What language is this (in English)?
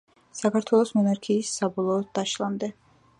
Georgian